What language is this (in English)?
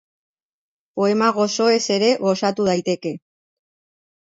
Basque